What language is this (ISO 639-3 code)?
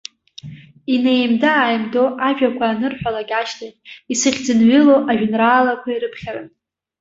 abk